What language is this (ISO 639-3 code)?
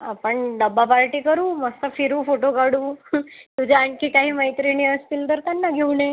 mar